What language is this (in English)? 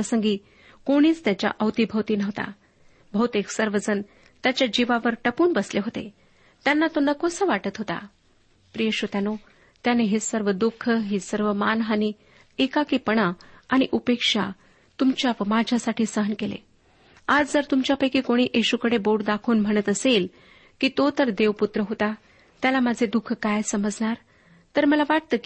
Marathi